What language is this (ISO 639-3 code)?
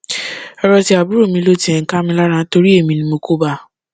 yor